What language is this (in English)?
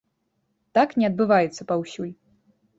Belarusian